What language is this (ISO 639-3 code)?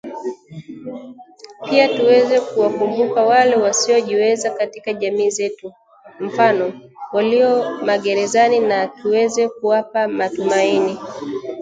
swa